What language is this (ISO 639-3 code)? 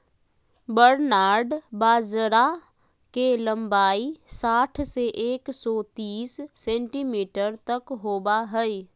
mag